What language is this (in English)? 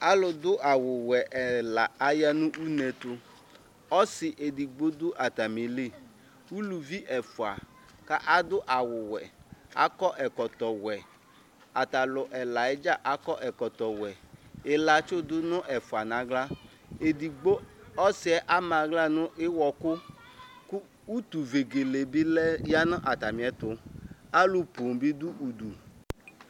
Ikposo